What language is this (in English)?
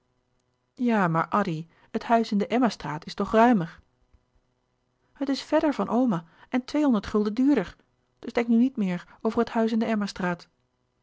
Dutch